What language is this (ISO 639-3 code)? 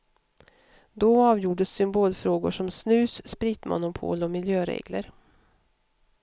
swe